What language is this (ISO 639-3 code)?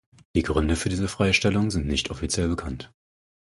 deu